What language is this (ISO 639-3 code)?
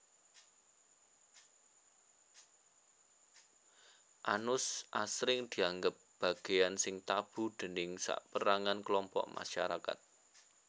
jav